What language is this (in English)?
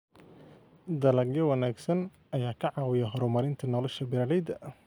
Somali